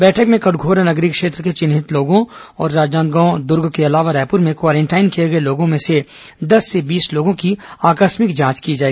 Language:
Hindi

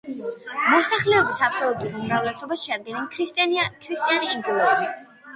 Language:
Georgian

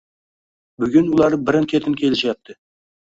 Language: Uzbek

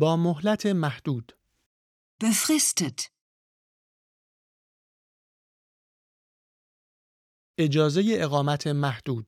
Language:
Persian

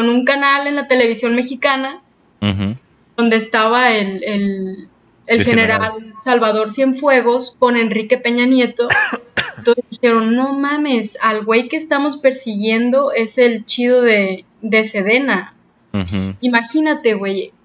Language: Spanish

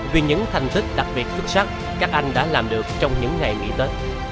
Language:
Vietnamese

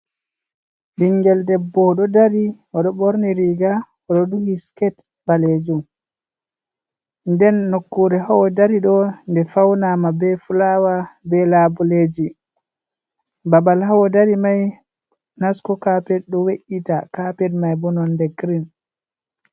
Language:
Fula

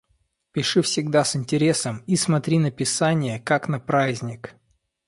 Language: Russian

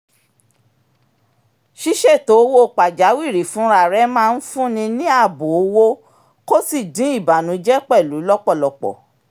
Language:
Yoruba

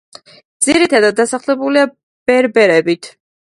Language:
Georgian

